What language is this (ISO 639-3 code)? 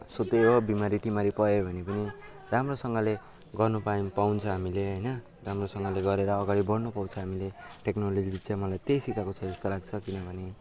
nep